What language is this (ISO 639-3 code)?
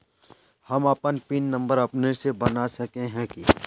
mag